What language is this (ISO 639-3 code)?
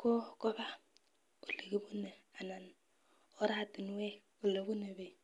kln